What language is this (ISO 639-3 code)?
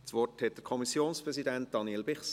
gsw